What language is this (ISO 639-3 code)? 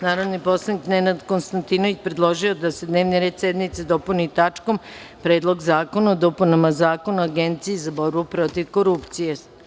srp